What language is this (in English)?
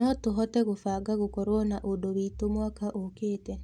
Kikuyu